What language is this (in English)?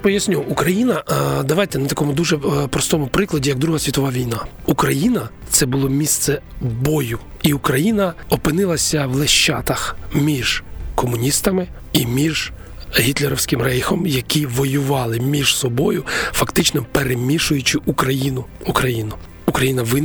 Ukrainian